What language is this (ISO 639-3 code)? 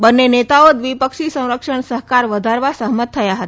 guj